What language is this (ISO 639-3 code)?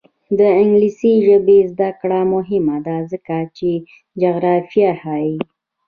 pus